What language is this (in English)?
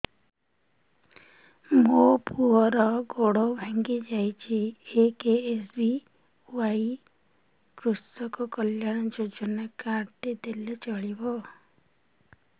Odia